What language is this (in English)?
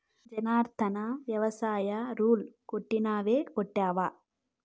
Telugu